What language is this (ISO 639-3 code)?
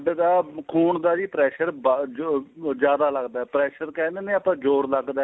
pan